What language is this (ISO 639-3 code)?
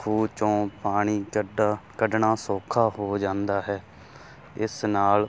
pan